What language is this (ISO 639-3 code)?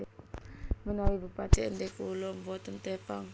jav